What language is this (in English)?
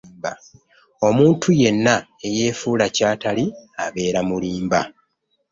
Ganda